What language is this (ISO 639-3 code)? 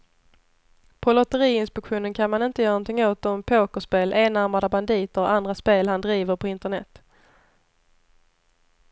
swe